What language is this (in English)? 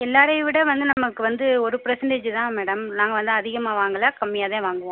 Tamil